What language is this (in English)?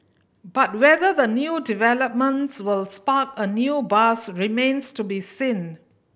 English